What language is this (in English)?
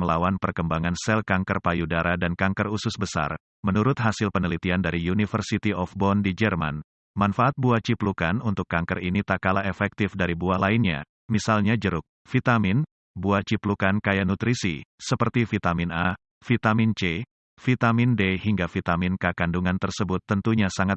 Indonesian